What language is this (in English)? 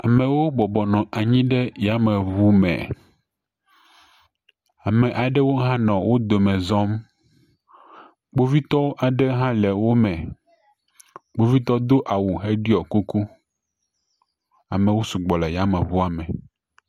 Ewe